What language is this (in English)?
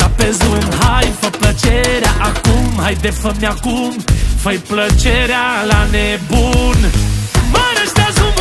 Romanian